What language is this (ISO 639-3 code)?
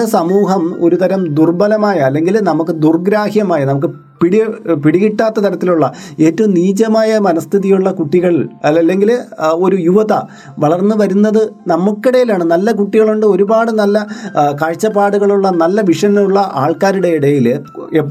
mal